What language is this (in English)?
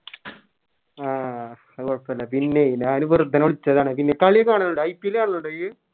Malayalam